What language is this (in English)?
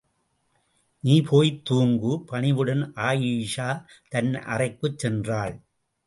Tamil